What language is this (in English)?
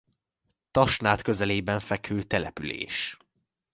Hungarian